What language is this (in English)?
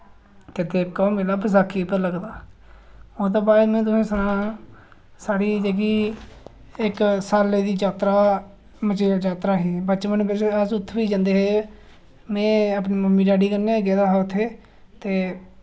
Dogri